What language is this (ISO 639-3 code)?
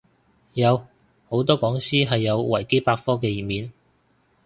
yue